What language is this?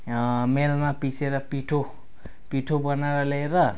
Nepali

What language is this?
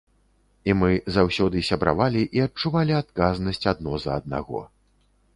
Belarusian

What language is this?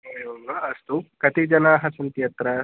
Sanskrit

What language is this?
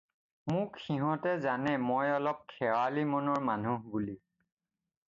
Assamese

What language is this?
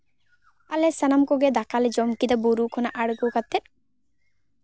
Santali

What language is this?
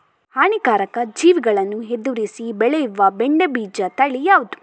Kannada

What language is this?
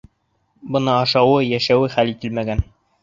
Bashkir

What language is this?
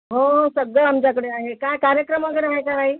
Marathi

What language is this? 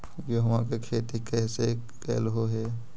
Magahi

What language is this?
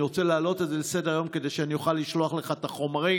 Hebrew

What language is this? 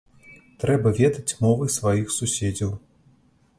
Belarusian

